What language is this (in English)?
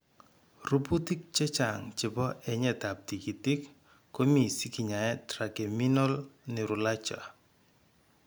Kalenjin